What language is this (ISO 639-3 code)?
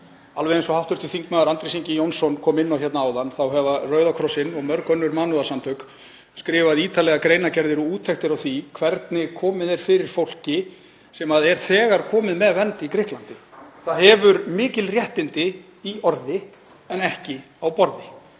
isl